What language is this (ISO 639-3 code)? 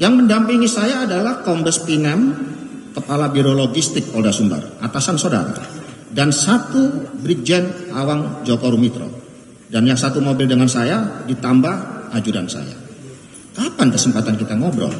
ind